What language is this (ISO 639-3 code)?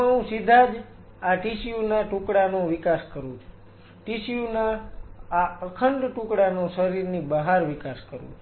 guj